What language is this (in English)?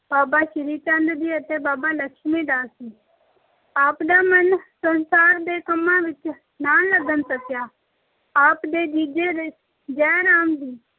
Punjabi